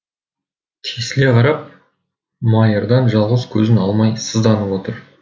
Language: Kazakh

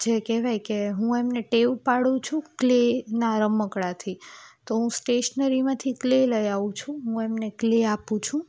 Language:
Gujarati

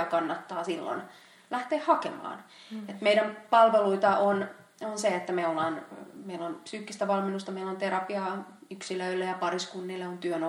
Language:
Finnish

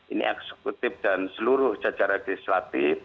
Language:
Indonesian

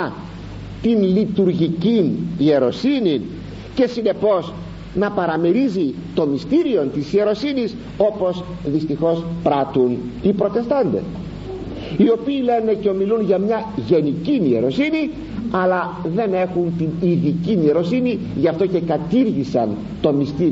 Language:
Greek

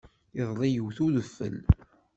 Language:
Kabyle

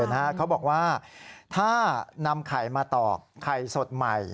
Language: Thai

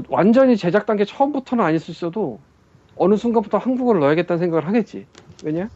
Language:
Korean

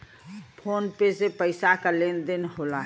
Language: Bhojpuri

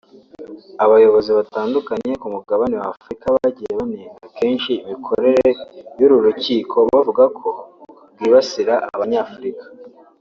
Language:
Kinyarwanda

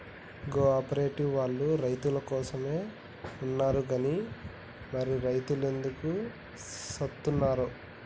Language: Telugu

